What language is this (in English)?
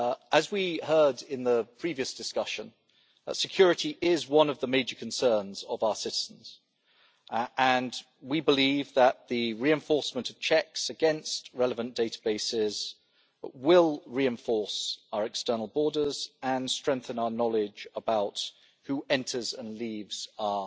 English